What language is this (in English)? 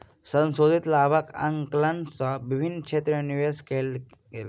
Maithili